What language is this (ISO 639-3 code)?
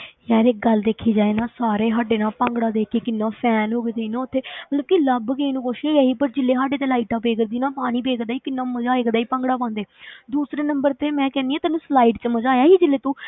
pan